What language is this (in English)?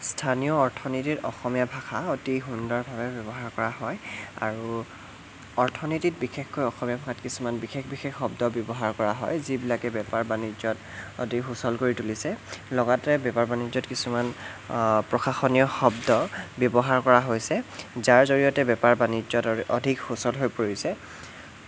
Assamese